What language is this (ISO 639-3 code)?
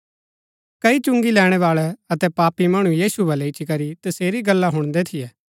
gbk